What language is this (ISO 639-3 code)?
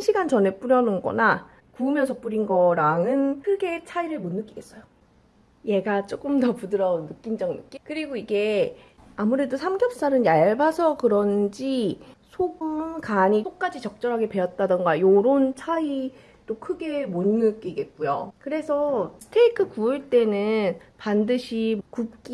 kor